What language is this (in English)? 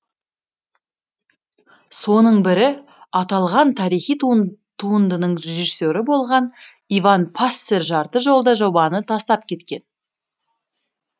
Kazakh